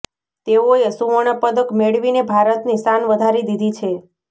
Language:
Gujarati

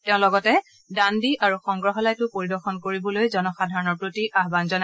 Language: Assamese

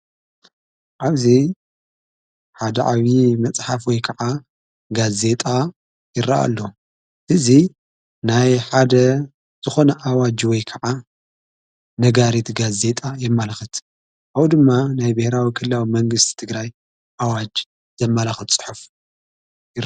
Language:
Tigrinya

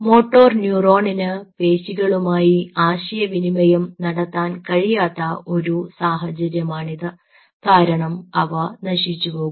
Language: Malayalam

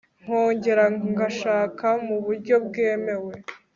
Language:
Kinyarwanda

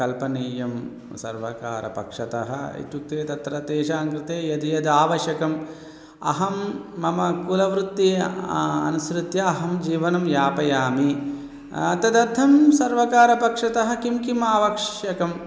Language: Sanskrit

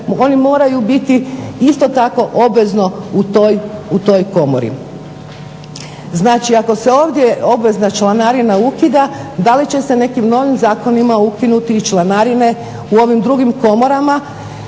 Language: Croatian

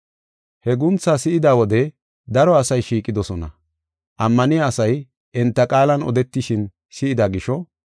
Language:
Gofa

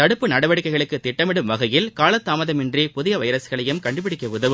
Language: Tamil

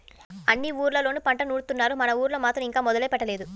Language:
Telugu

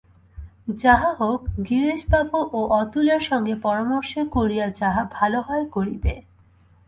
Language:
Bangla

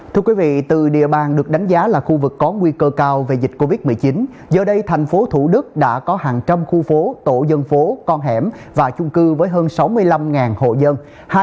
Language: Vietnamese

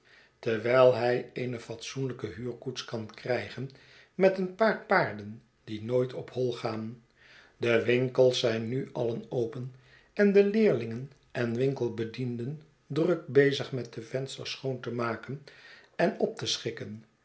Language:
Dutch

